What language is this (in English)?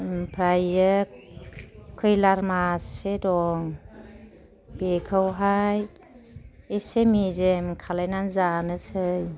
Bodo